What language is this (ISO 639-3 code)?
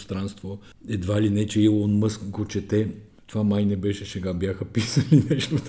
bul